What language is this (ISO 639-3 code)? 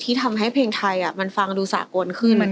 tha